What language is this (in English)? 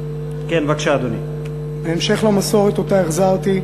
Hebrew